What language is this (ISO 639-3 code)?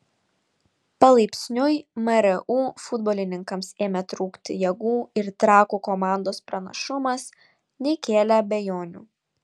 lit